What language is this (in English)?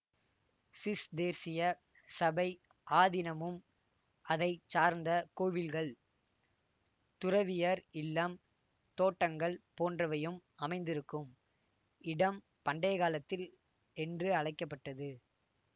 Tamil